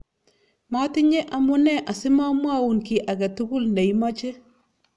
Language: Kalenjin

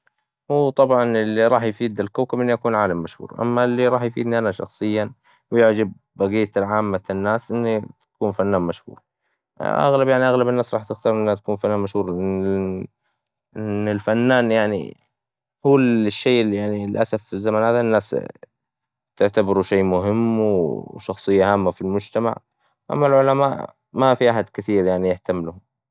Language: Hijazi Arabic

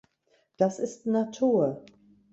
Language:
German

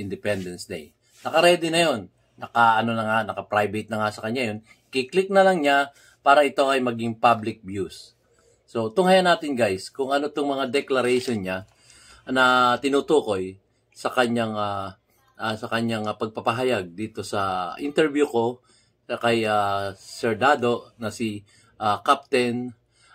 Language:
Filipino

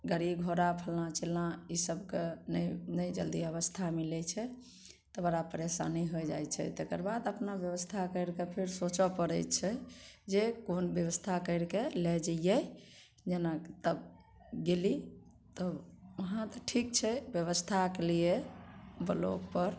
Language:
Maithili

